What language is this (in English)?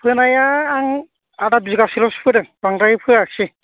Bodo